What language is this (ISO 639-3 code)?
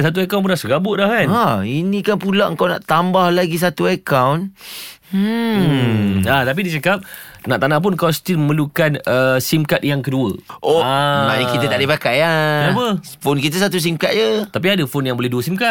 msa